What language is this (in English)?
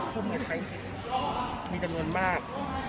Thai